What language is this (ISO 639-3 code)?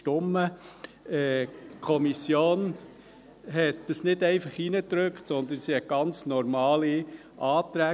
gsw